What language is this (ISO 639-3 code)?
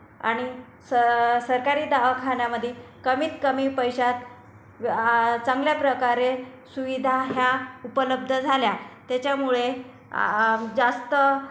mar